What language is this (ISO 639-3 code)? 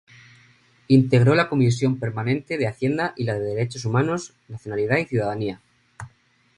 spa